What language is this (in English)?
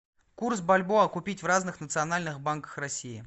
Russian